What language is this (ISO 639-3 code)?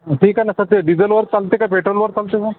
mar